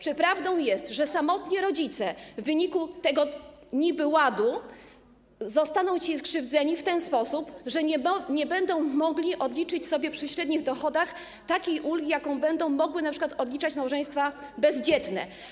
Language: Polish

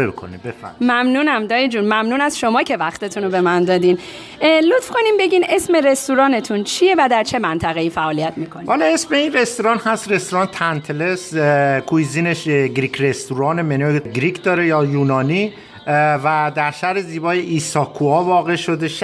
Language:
Persian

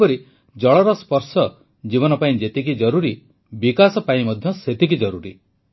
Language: Odia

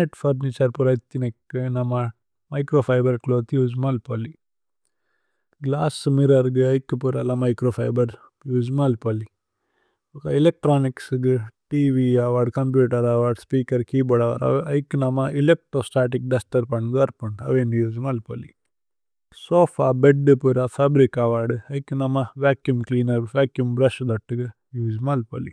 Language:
Tulu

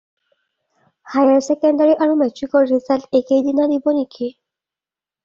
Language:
Assamese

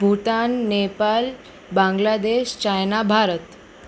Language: Gujarati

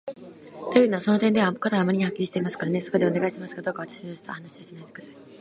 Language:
Japanese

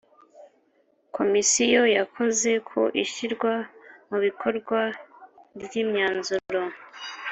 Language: Kinyarwanda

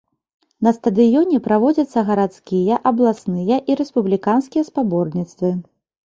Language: Belarusian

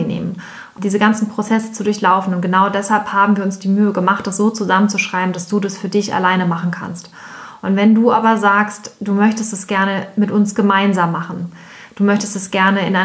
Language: German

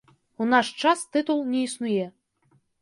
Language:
Belarusian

